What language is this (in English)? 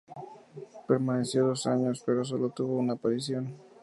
Spanish